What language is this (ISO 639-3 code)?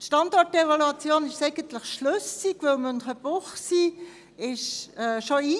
gsw